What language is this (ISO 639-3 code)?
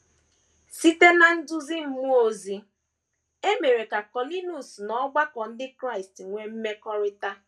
ibo